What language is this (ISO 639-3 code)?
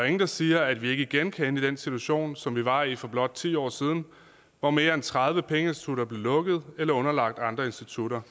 dan